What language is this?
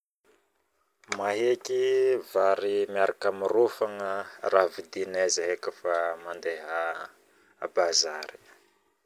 Northern Betsimisaraka Malagasy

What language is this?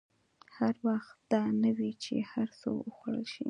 Pashto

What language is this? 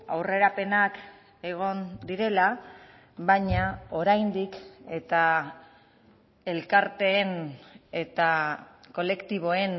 Basque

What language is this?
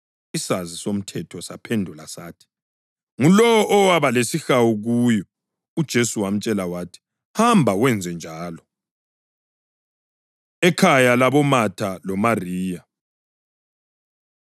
North Ndebele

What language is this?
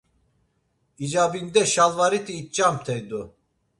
Laz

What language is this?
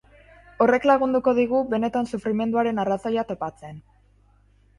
Basque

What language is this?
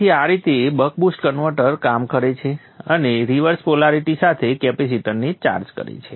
Gujarati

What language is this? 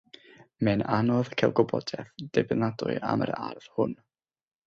Welsh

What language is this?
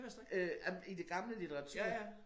Danish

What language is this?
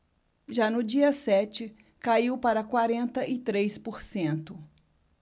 Portuguese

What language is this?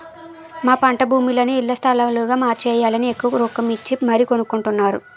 Telugu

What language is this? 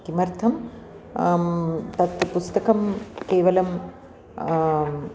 Sanskrit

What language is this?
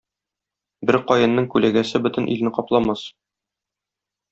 Tatar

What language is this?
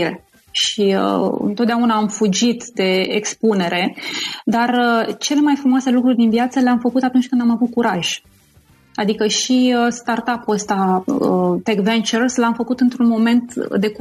Romanian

